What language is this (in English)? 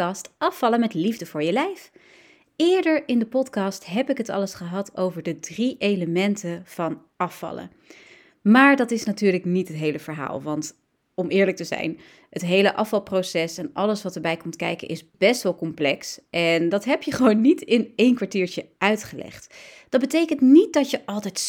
Dutch